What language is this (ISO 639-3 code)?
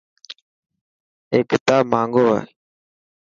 mki